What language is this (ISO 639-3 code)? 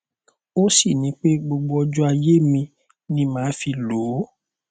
yor